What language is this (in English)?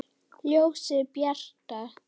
Icelandic